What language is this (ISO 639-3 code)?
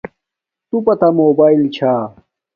dmk